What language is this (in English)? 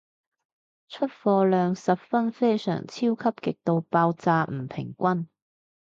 Cantonese